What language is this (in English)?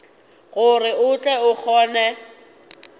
Northern Sotho